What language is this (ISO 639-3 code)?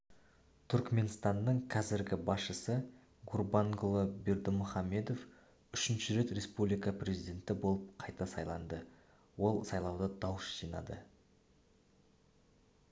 kaz